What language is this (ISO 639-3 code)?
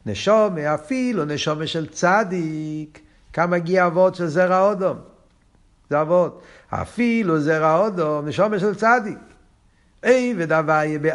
heb